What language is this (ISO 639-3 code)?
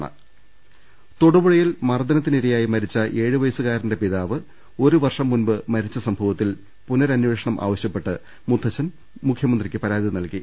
mal